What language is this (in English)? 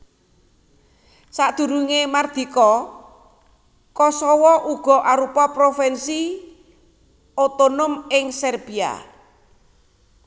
Javanese